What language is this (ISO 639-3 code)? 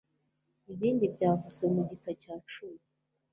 kin